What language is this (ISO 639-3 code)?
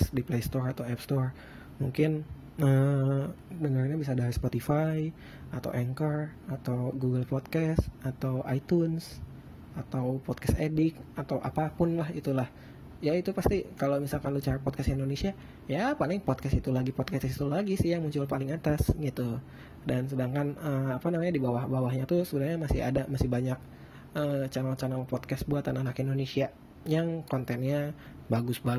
ind